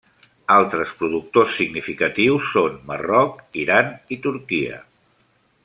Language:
Catalan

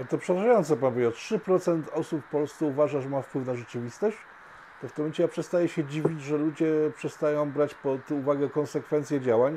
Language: Polish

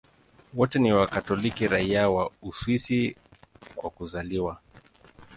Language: Swahili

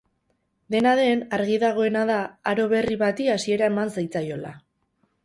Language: Basque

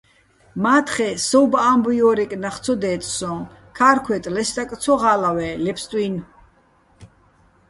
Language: Bats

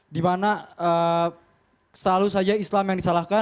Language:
Indonesian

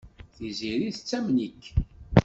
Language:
Kabyle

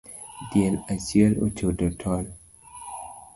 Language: Luo (Kenya and Tanzania)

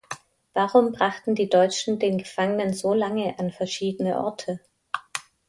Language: German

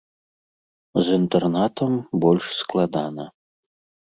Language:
Belarusian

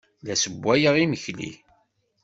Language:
Kabyle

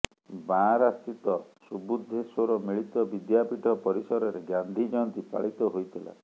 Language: Odia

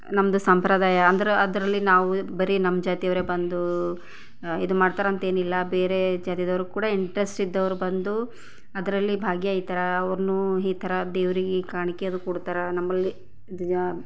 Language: Kannada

